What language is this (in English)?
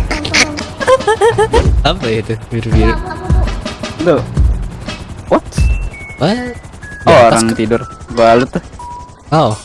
Indonesian